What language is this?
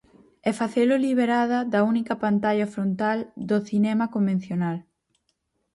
Galician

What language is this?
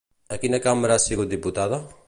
Catalan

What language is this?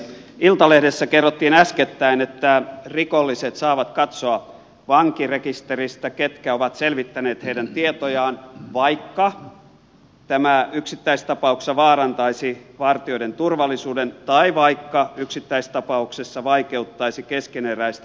Finnish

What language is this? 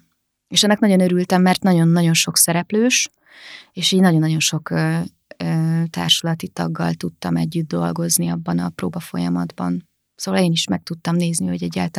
Hungarian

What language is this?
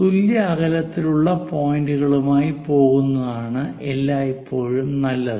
Malayalam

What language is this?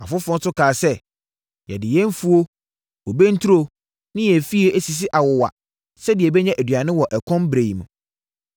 Akan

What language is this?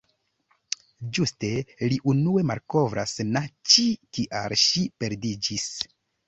Esperanto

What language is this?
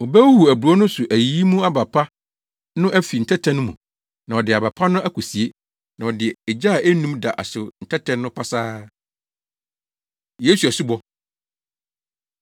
Akan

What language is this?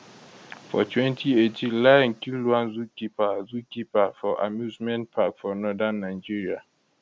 Nigerian Pidgin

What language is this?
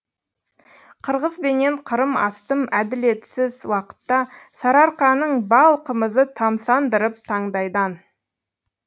Kazakh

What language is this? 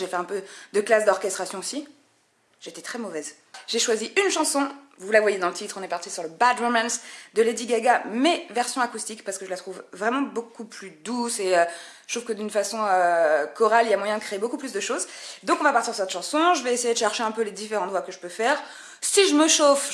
French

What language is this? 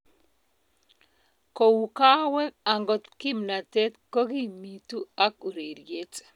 Kalenjin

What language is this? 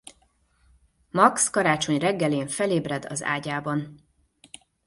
Hungarian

